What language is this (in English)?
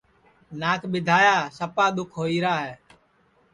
Sansi